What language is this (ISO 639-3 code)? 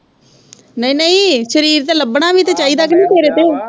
pan